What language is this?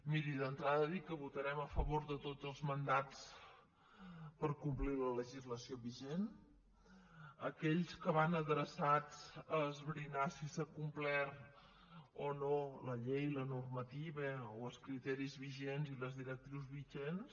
Catalan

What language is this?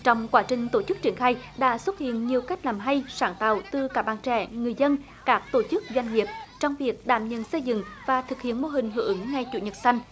Vietnamese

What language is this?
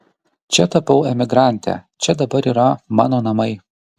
Lithuanian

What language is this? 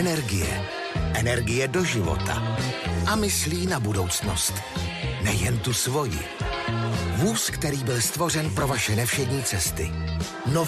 Czech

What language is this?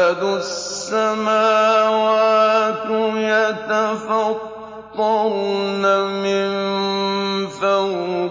Arabic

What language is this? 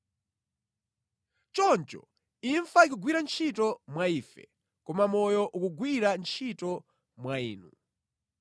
Nyanja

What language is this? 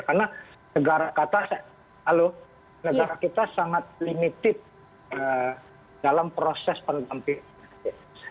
Indonesian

